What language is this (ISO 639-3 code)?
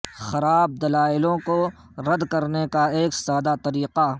urd